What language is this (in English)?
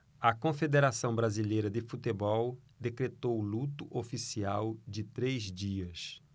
Portuguese